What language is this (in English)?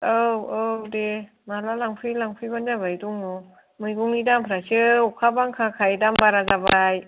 Bodo